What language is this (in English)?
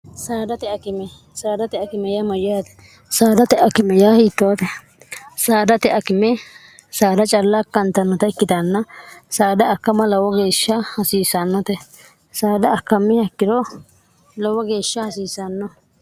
Sidamo